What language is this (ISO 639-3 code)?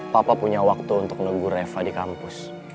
ind